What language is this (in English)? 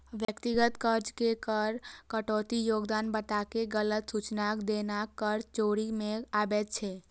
Maithili